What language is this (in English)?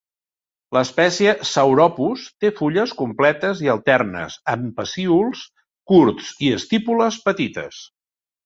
Catalan